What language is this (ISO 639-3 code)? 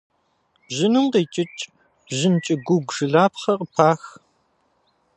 kbd